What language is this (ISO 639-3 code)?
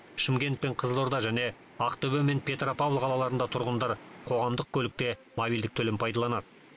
kaz